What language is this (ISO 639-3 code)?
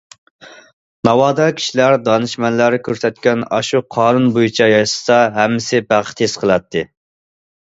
uig